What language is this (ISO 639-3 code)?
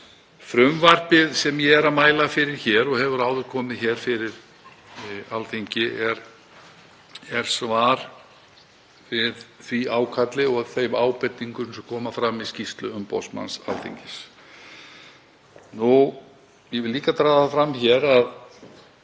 isl